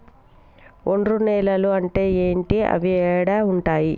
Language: Telugu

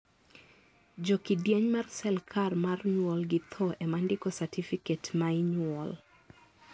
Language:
Luo (Kenya and Tanzania)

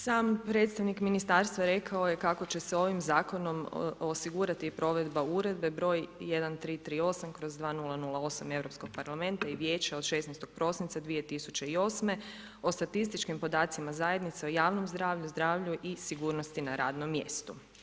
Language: Croatian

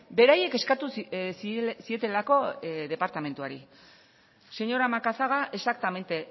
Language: Basque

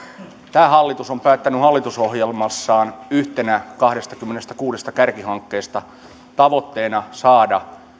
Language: Finnish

